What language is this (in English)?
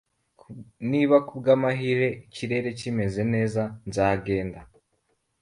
Kinyarwanda